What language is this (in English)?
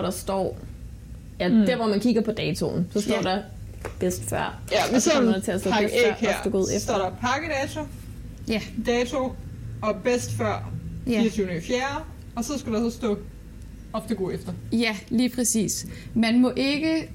Danish